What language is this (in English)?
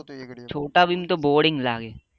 Gujarati